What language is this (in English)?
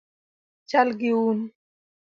Luo (Kenya and Tanzania)